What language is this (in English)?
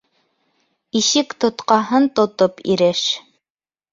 Bashkir